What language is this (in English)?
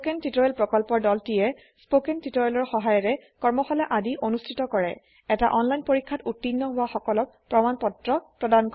Assamese